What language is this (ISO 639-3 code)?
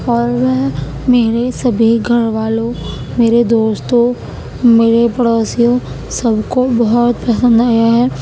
urd